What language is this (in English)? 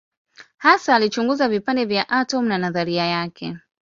Swahili